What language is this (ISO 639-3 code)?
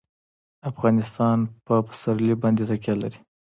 pus